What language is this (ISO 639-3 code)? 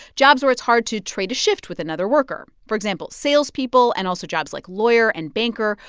eng